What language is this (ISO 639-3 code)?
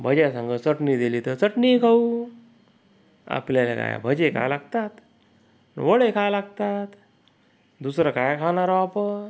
mar